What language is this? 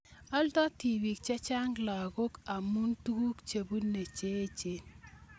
Kalenjin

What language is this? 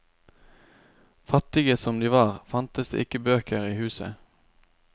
Norwegian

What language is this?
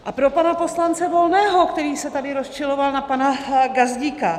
Czech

